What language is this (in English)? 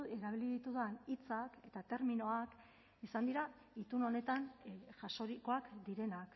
Basque